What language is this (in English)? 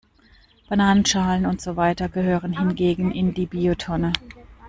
German